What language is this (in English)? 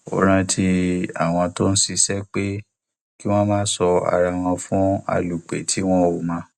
Yoruba